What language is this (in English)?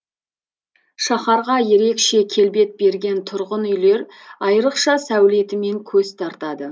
Kazakh